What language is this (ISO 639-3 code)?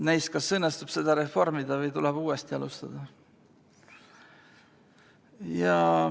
est